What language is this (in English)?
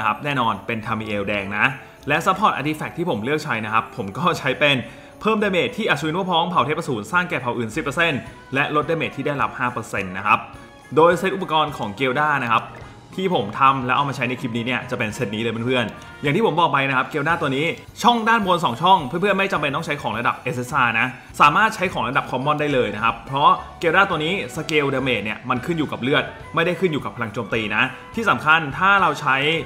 Thai